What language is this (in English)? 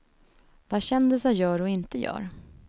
Swedish